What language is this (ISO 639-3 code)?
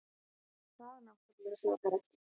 isl